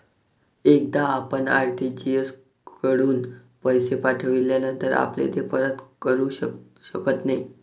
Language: Marathi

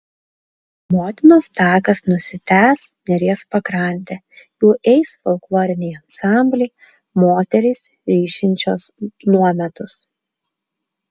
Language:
Lithuanian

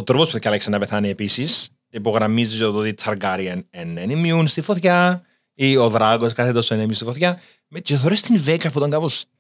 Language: Greek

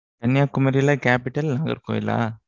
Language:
Tamil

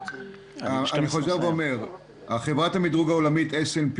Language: Hebrew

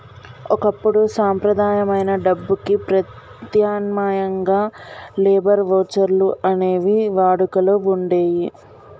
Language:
Telugu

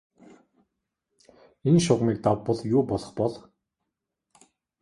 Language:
Mongolian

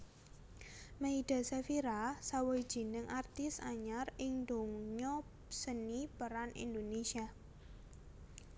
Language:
Javanese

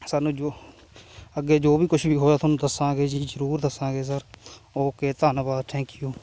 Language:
Punjabi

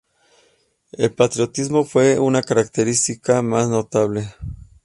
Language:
Spanish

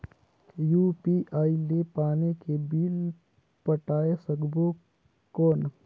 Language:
Chhattisgarhi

